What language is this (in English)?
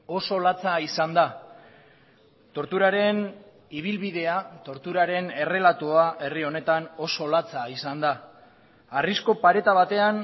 Basque